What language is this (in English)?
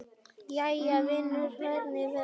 Icelandic